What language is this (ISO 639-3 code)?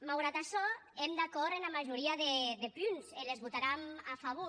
cat